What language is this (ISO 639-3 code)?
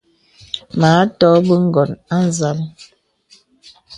beb